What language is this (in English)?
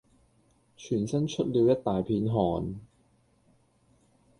Cantonese